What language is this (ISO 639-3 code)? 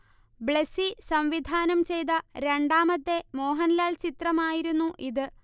mal